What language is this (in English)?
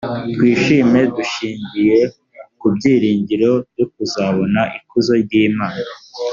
Kinyarwanda